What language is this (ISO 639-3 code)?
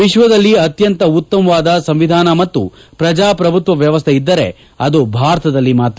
kan